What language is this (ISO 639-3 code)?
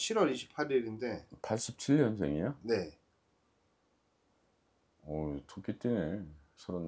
kor